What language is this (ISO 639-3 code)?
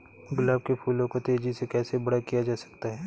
hin